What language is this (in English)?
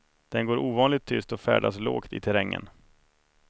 Swedish